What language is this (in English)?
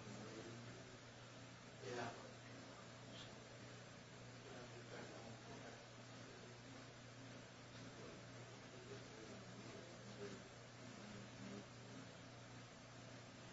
English